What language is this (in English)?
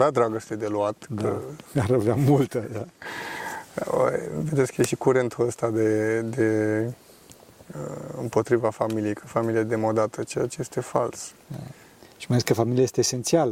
Romanian